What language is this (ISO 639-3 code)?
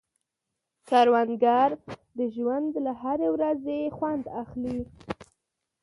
pus